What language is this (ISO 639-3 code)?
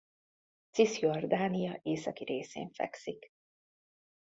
hun